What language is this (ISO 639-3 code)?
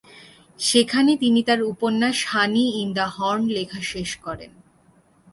ben